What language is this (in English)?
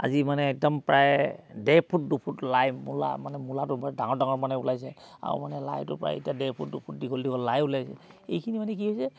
Assamese